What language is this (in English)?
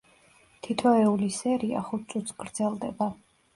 Georgian